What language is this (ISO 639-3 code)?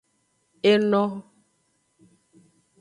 ajg